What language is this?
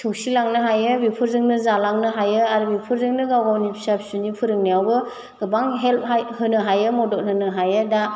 Bodo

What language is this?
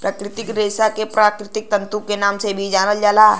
Bhojpuri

